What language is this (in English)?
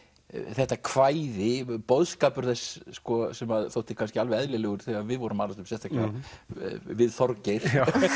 Icelandic